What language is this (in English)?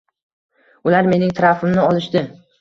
Uzbek